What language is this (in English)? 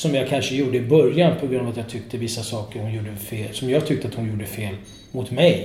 Swedish